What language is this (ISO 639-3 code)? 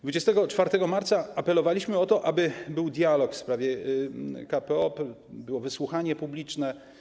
pol